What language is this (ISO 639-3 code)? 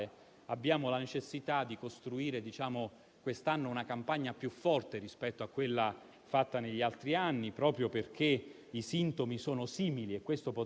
ita